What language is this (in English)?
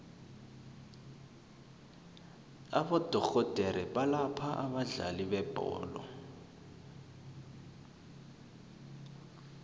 South Ndebele